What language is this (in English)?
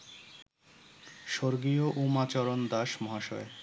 Bangla